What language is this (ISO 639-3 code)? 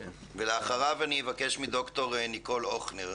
heb